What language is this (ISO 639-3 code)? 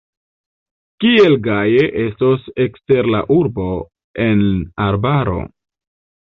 epo